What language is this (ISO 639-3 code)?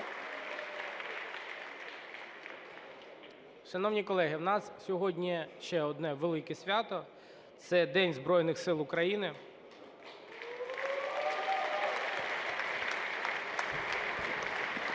ukr